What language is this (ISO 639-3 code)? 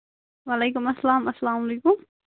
kas